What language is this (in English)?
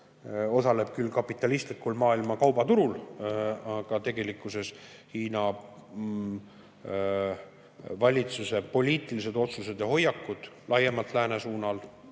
Estonian